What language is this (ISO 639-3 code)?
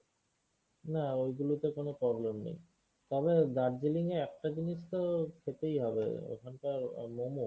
ben